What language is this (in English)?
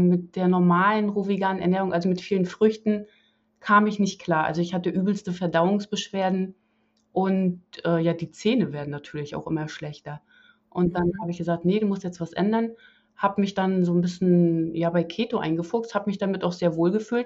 German